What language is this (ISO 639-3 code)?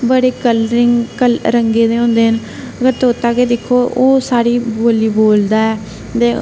doi